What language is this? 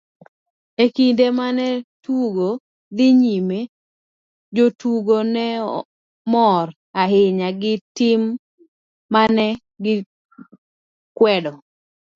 Luo (Kenya and Tanzania)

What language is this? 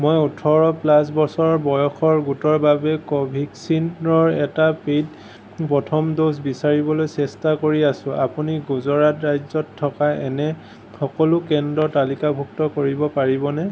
Assamese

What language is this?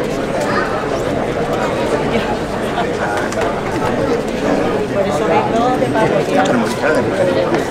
Spanish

